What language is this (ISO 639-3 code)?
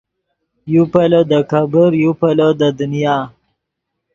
ydg